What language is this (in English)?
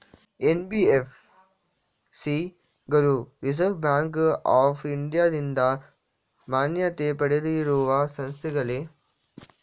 Kannada